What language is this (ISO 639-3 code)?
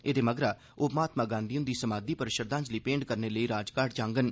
doi